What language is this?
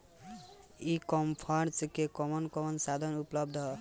Bhojpuri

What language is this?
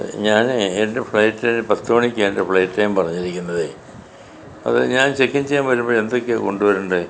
Malayalam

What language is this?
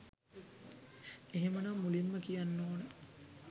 Sinhala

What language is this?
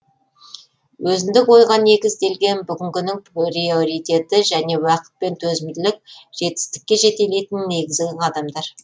Kazakh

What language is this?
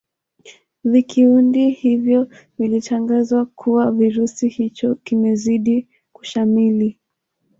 Swahili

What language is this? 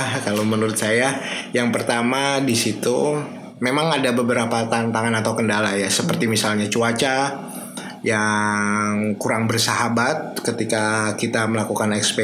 Indonesian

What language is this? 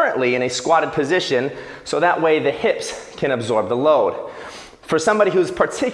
English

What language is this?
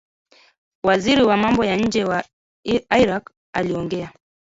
Swahili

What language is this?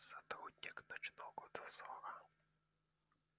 Russian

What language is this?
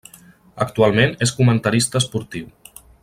Catalan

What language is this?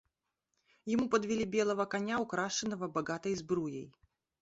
Russian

